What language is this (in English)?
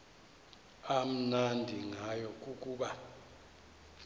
Xhosa